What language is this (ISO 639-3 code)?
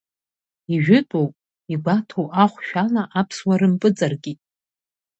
abk